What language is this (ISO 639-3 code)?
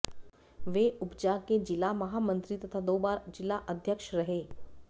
hin